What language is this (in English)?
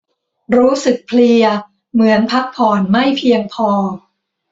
Thai